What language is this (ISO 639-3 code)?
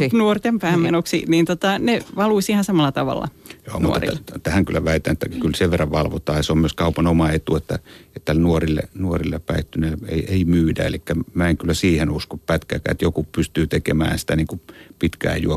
fin